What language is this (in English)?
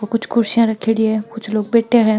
Marwari